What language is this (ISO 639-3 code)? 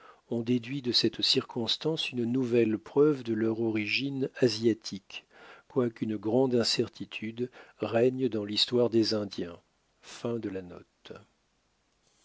fra